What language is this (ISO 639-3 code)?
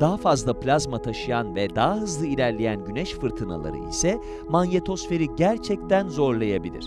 tur